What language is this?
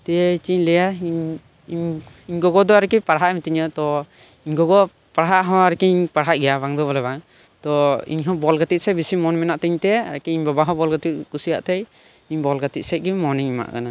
Santali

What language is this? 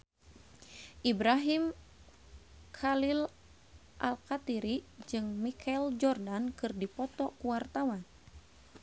Sundanese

